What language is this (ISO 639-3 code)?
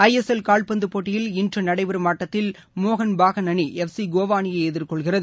tam